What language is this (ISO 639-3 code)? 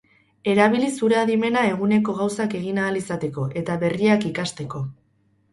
eus